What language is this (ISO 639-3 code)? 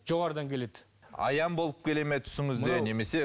kaz